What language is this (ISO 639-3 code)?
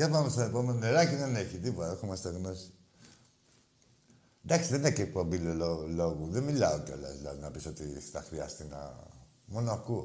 ell